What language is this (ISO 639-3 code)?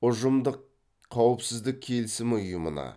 kaz